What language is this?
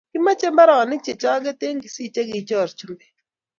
Kalenjin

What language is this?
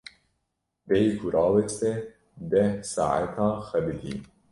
Kurdish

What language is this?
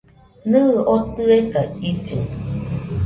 Nüpode Huitoto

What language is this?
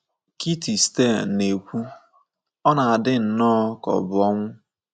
Igbo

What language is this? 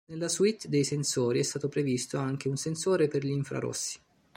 Italian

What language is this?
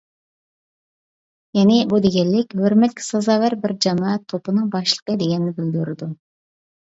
Uyghur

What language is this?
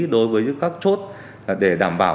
Vietnamese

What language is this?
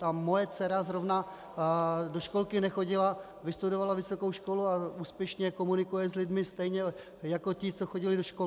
Czech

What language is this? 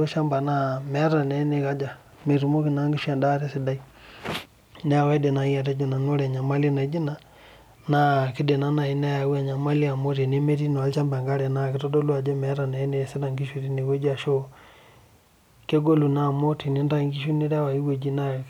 Masai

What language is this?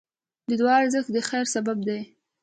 Pashto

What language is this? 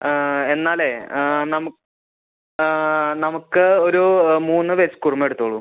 Malayalam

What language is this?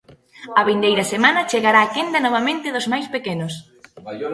Galician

